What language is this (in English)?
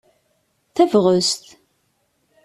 Kabyle